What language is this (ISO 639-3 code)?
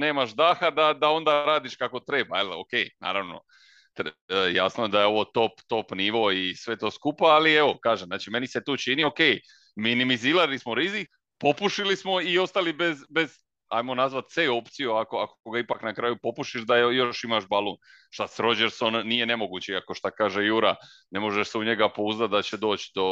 hrv